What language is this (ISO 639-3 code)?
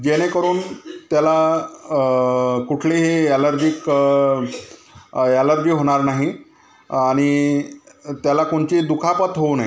mar